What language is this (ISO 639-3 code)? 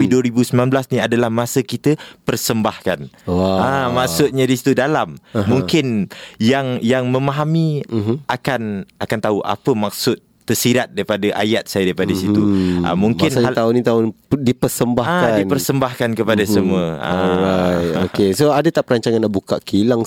msa